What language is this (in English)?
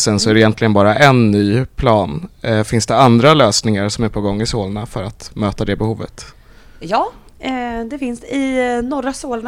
Swedish